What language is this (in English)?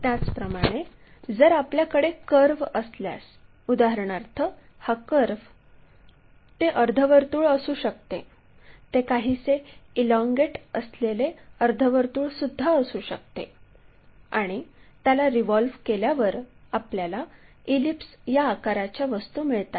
Marathi